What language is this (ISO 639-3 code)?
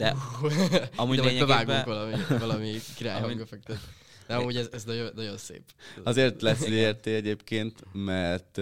hun